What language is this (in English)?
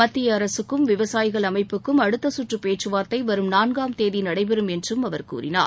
Tamil